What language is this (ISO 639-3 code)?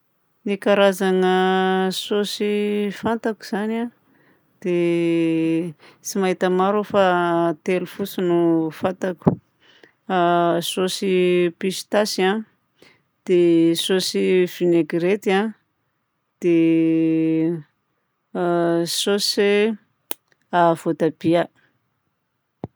bzc